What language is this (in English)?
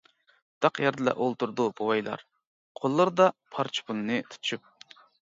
Uyghur